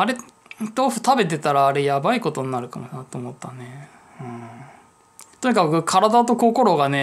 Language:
Japanese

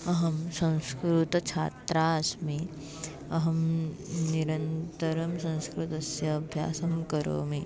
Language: Sanskrit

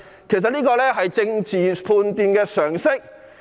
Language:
Cantonese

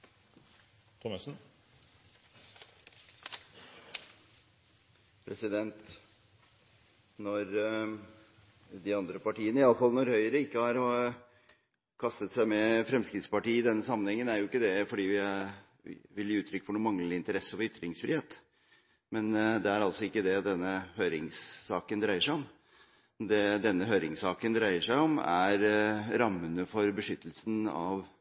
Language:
Norwegian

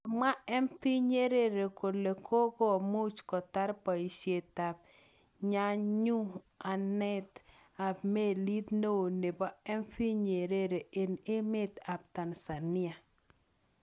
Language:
Kalenjin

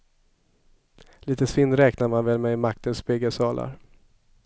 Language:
Swedish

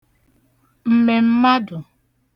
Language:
Igbo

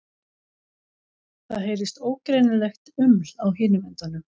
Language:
Icelandic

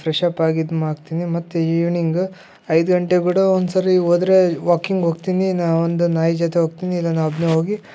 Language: Kannada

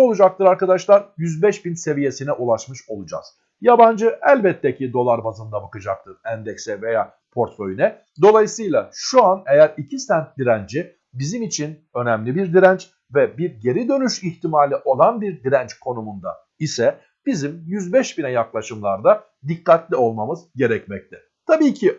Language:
Turkish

